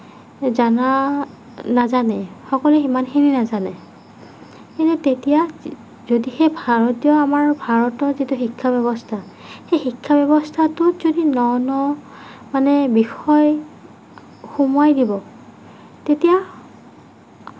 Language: Assamese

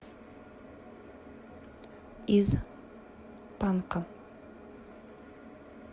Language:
Russian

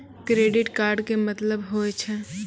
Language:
Maithili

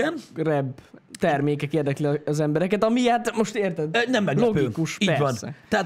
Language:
Hungarian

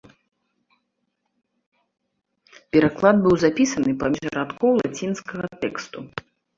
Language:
Belarusian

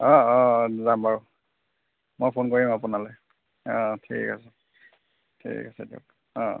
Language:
Assamese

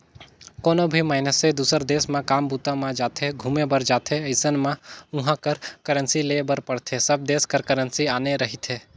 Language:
Chhattisgarhi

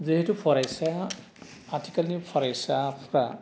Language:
Bodo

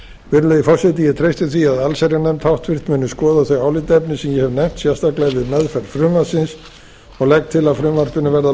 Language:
Icelandic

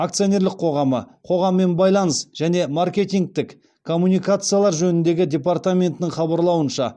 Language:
Kazakh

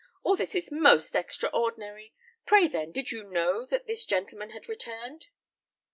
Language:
English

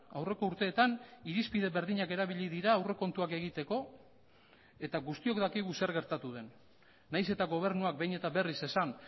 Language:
Basque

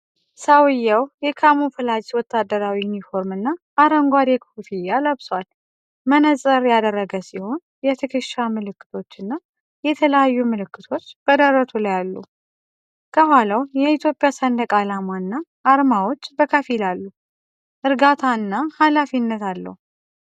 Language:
Amharic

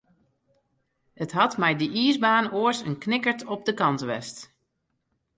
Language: Western Frisian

